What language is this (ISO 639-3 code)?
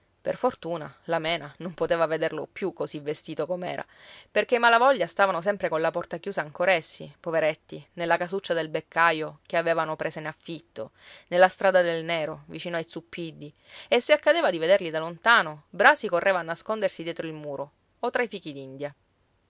ita